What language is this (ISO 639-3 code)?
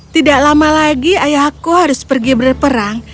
ind